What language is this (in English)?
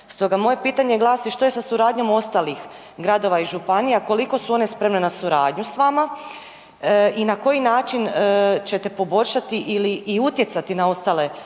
Croatian